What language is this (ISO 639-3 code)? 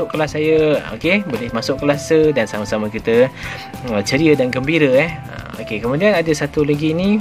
msa